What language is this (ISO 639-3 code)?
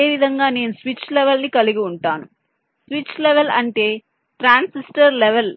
tel